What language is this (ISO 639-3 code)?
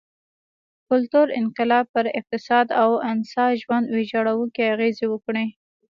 pus